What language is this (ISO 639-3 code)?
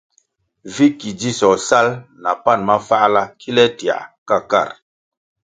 nmg